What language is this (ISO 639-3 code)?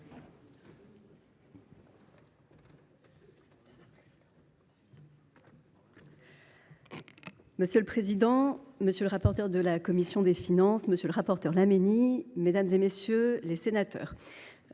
fra